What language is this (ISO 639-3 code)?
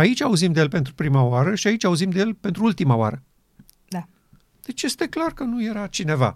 ron